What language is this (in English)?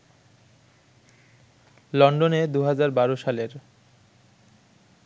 Bangla